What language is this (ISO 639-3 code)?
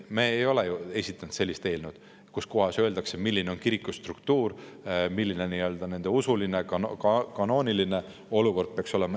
est